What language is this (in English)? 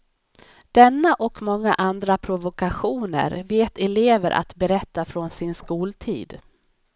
Swedish